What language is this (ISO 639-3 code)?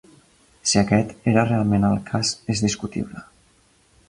cat